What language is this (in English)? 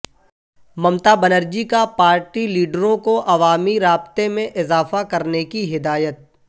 Urdu